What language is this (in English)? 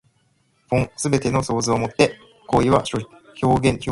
Japanese